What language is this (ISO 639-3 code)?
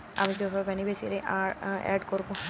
ben